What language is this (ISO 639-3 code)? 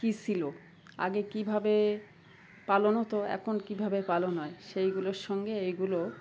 ben